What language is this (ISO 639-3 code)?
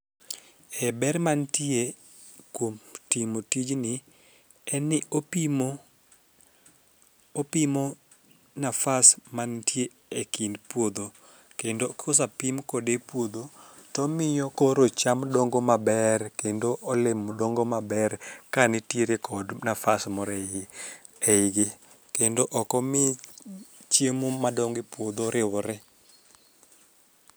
luo